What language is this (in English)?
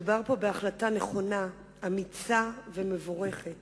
Hebrew